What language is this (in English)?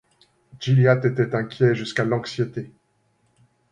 French